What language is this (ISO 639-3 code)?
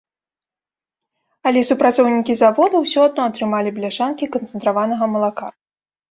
bel